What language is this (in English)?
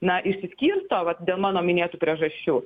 Lithuanian